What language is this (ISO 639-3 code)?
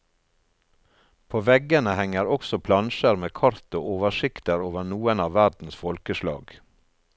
nor